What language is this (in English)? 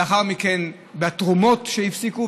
Hebrew